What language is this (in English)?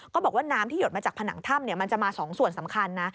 Thai